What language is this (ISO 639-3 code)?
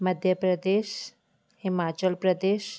snd